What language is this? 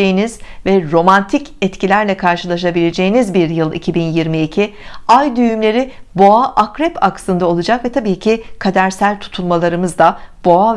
Turkish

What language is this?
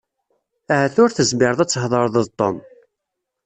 Kabyle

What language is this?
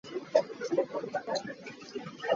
Hakha Chin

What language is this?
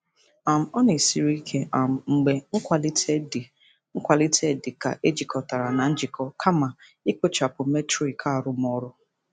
Igbo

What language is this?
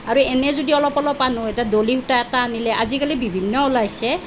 Assamese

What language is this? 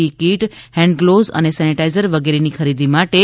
Gujarati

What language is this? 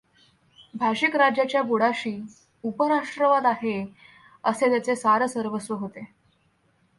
Marathi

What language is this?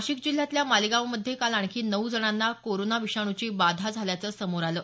Marathi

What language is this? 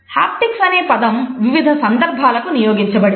Telugu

